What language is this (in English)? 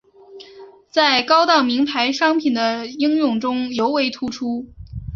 Chinese